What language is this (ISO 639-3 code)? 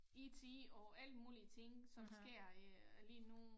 dan